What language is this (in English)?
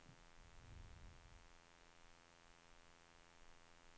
Swedish